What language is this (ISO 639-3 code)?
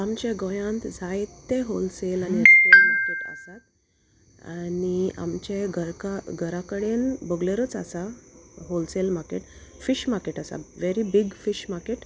kok